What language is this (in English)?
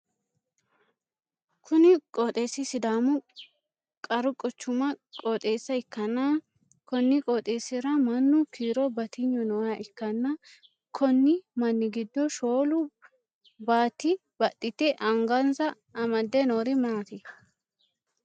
Sidamo